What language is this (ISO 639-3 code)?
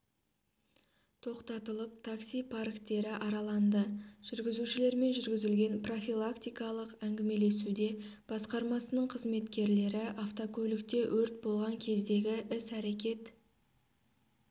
kaz